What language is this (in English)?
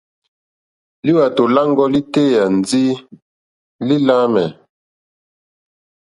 Mokpwe